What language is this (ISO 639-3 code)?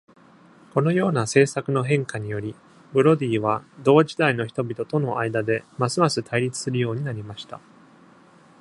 jpn